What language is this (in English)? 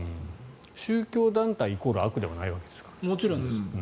Japanese